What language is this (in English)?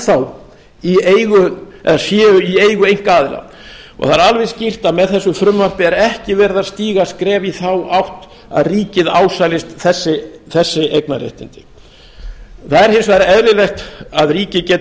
Icelandic